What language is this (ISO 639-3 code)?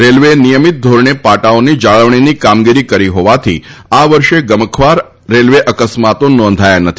guj